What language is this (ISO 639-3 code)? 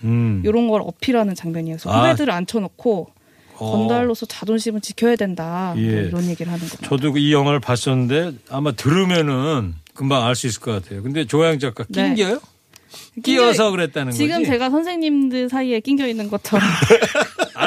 kor